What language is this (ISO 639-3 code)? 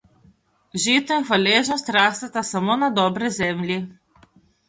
slv